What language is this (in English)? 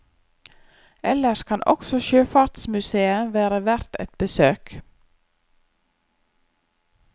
Norwegian